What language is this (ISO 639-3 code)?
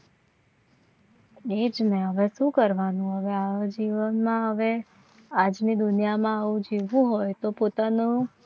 guj